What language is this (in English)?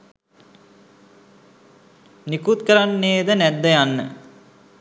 Sinhala